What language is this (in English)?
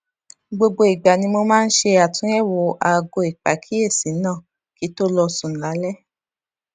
Yoruba